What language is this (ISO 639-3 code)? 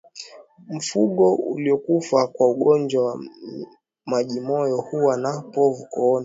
swa